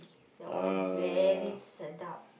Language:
English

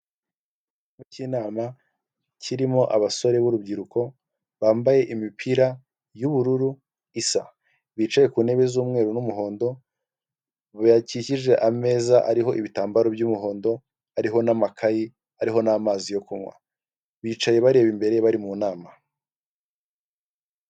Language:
Kinyarwanda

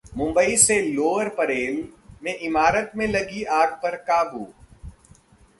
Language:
Hindi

